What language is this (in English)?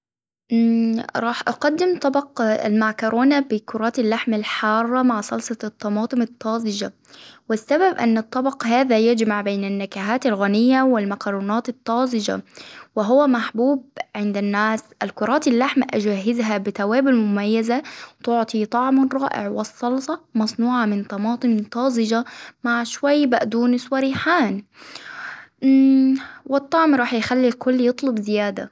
Hijazi Arabic